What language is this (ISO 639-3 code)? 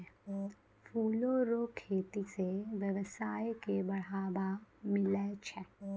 mai